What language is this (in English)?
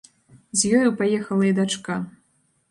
Belarusian